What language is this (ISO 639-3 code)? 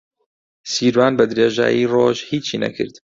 ckb